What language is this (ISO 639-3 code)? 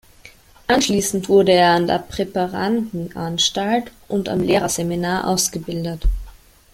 deu